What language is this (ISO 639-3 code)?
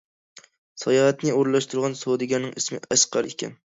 uig